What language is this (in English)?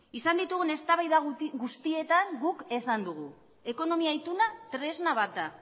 Basque